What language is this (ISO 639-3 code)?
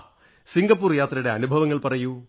mal